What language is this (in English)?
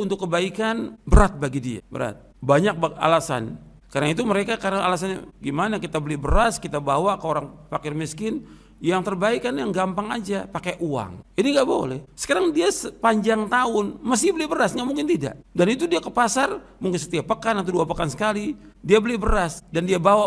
Indonesian